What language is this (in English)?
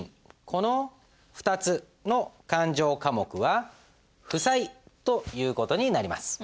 Japanese